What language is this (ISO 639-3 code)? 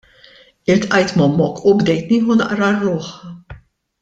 mlt